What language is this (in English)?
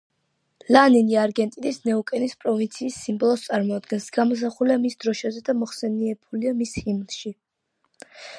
Georgian